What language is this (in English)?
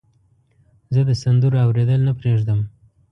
Pashto